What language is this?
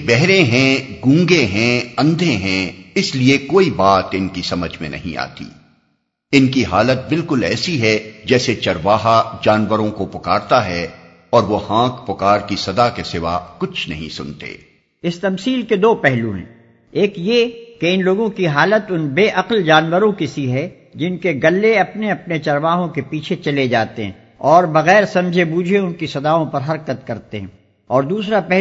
Urdu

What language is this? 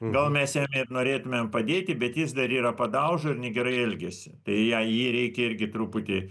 Lithuanian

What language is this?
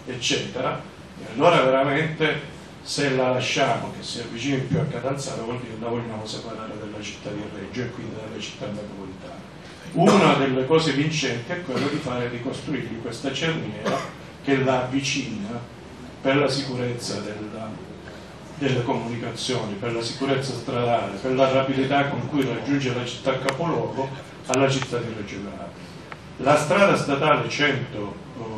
Italian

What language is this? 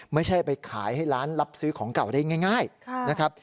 Thai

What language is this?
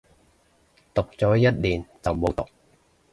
Cantonese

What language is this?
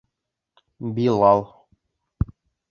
Bashkir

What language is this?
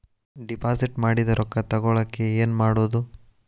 Kannada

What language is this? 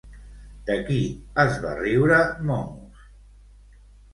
Catalan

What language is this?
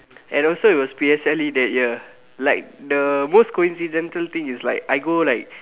English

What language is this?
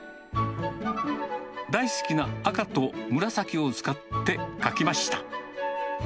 Japanese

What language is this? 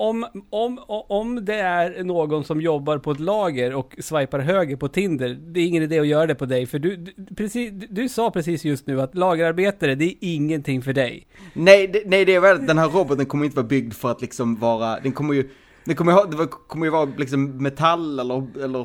Swedish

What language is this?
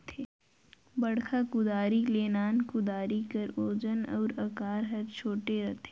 Chhattisgarhi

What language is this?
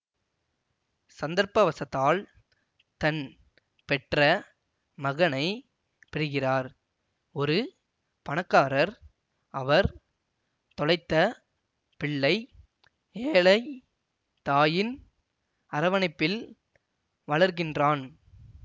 Tamil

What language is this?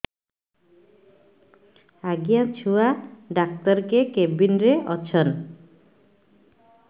Odia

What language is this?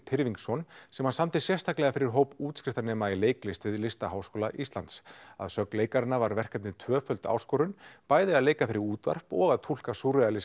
Icelandic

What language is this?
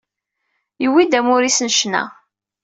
Kabyle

